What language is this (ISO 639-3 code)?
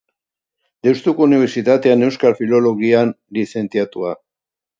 eus